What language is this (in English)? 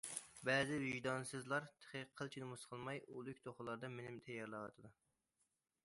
Uyghur